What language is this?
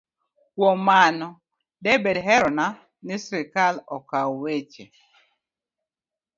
Luo (Kenya and Tanzania)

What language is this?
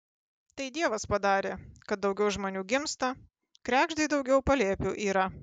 Lithuanian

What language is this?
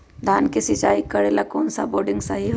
Magahi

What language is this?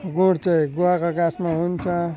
Nepali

